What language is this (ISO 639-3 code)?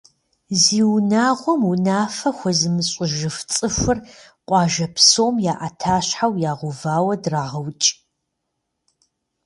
kbd